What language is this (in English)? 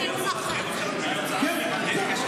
Hebrew